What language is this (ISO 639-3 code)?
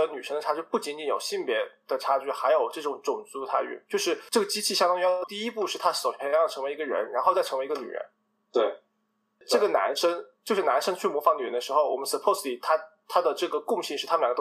zho